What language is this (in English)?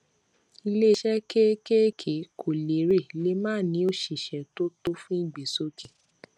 Yoruba